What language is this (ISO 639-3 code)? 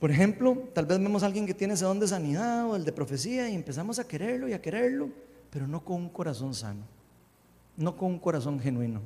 spa